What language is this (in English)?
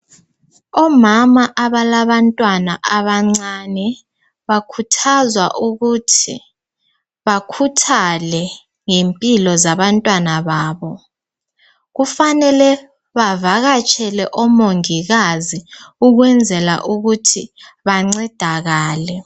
North Ndebele